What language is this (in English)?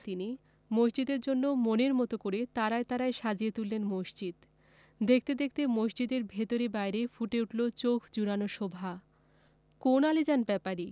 Bangla